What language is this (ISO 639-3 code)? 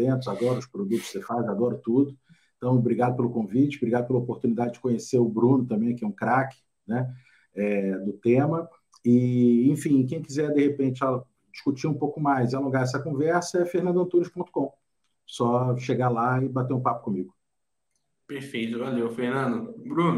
por